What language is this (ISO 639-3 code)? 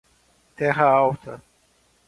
por